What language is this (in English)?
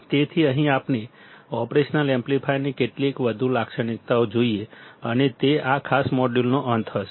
Gujarati